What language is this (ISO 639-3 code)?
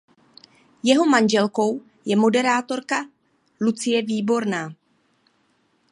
ces